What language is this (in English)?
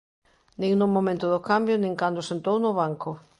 Galician